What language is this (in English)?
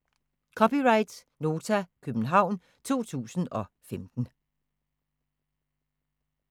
Danish